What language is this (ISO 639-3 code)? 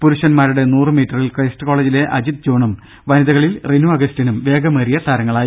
mal